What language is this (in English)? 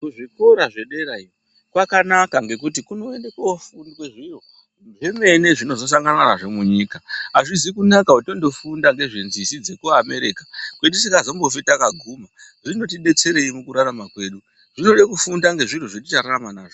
Ndau